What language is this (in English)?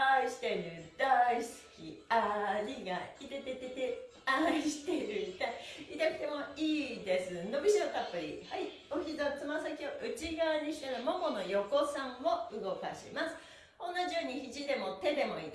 Japanese